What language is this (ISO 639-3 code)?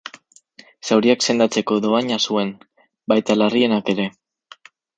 eus